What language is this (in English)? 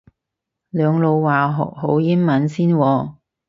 Cantonese